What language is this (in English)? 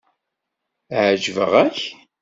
Kabyle